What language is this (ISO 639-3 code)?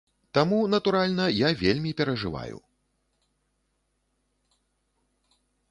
bel